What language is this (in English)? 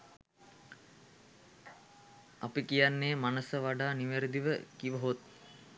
Sinhala